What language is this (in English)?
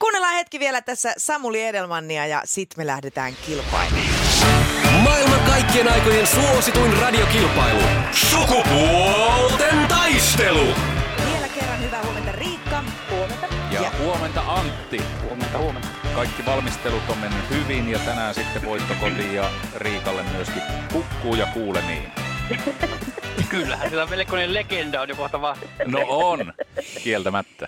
Finnish